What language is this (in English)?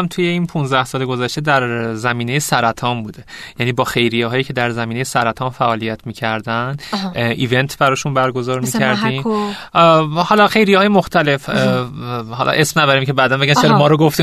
Persian